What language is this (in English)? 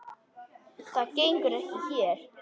Icelandic